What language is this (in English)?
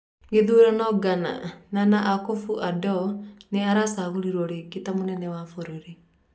Kikuyu